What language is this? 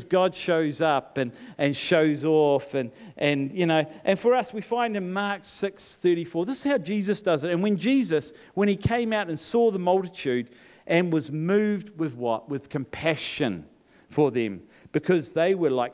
English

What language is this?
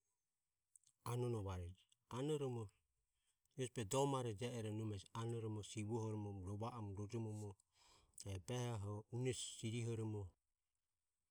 Ömie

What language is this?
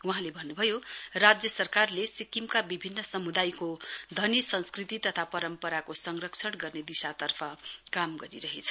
Nepali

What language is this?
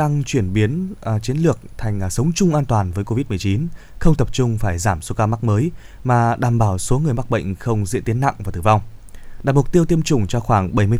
Vietnamese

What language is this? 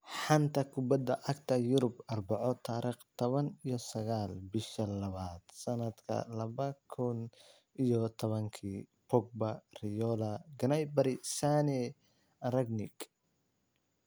Somali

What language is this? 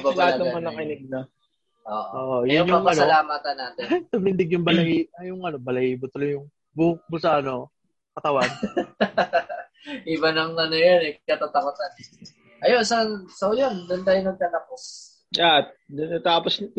Filipino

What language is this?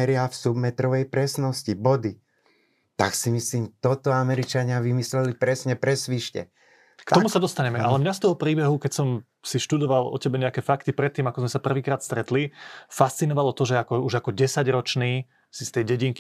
Slovak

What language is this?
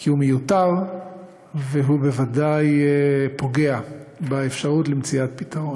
Hebrew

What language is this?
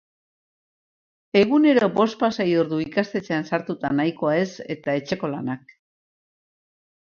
Basque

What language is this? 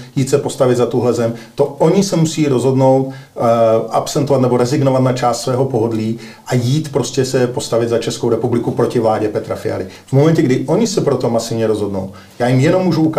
Czech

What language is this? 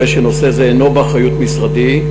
Hebrew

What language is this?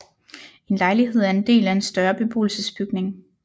Danish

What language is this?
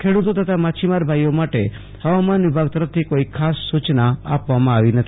Gujarati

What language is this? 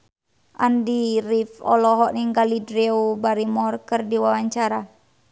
Sundanese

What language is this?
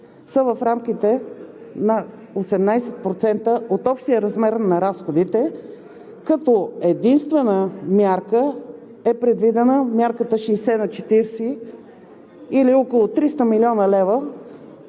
Bulgarian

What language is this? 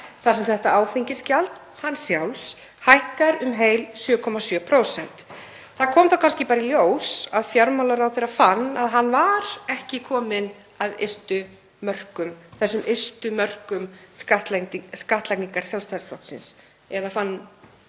Icelandic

